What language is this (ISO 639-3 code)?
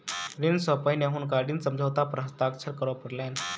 mai